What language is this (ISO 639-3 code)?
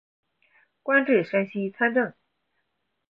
zho